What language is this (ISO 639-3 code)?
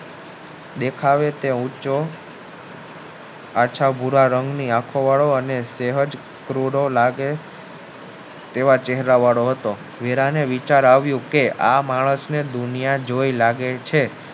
guj